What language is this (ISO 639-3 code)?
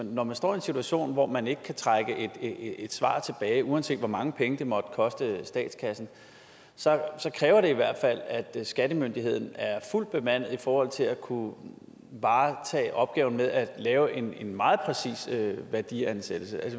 dan